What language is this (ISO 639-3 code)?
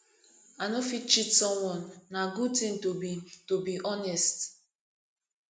pcm